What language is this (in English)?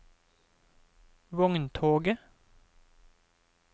Norwegian